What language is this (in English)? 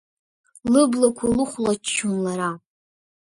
Abkhazian